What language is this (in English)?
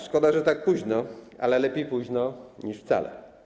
Polish